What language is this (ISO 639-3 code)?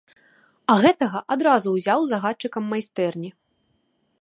bel